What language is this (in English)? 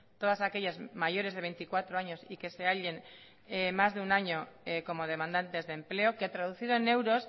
Spanish